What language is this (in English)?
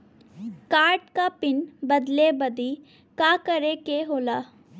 Bhojpuri